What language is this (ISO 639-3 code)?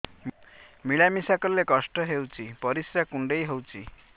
ori